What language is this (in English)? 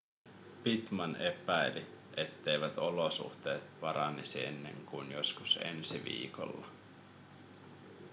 Finnish